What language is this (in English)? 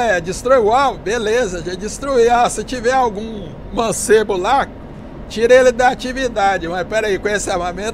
Portuguese